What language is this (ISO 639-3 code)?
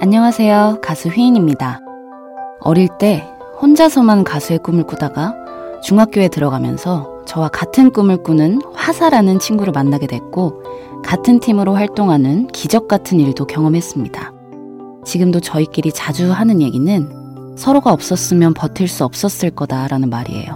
kor